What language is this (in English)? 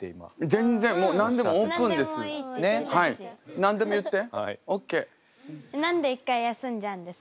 Japanese